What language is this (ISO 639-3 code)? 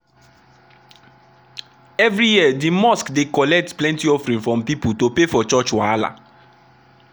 pcm